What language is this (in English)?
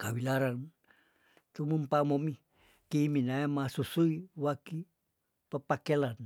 Tondano